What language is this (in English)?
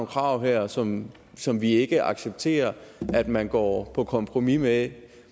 Danish